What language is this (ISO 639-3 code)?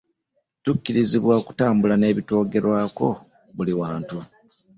lug